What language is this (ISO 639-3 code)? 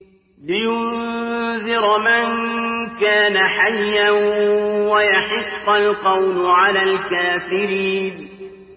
ara